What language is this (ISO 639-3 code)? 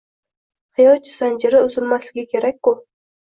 uzb